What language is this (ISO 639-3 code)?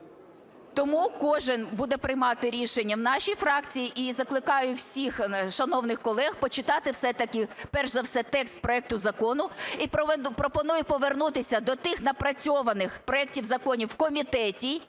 ukr